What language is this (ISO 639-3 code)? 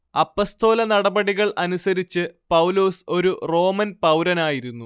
mal